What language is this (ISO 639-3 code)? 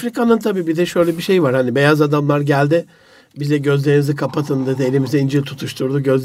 tur